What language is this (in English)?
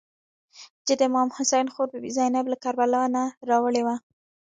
Pashto